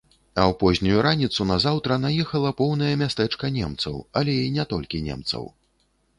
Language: Belarusian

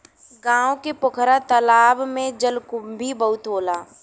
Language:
Bhojpuri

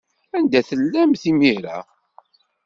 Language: Kabyle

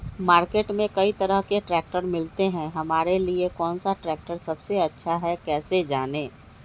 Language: Magahi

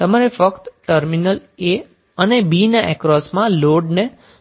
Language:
Gujarati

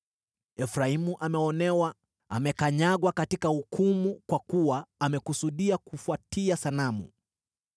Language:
Swahili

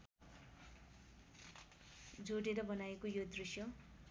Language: Nepali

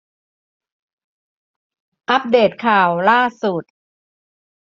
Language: Thai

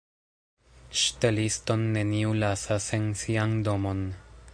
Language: Esperanto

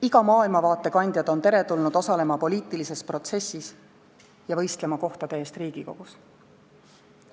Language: Estonian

